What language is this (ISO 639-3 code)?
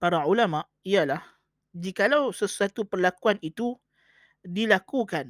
msa